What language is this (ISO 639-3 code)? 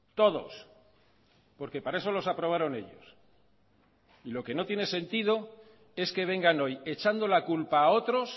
spa